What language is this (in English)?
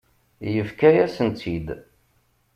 Kabyle